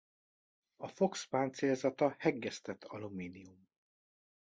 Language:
Hungarian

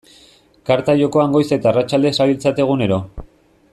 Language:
Basque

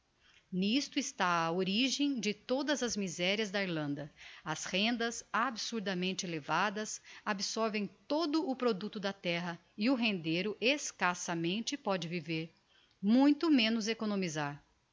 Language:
Portuguese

